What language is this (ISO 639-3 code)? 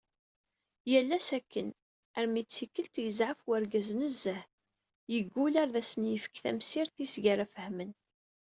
kab